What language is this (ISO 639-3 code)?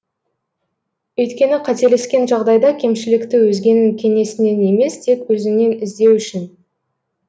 kaz